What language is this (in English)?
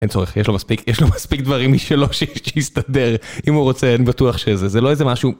Hebrew